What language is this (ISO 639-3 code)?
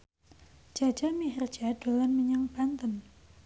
jav